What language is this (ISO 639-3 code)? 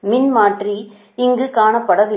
tam